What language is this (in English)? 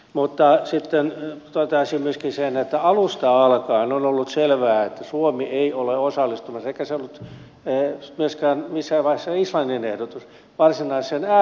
Finnish